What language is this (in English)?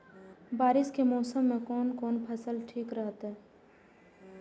Maithili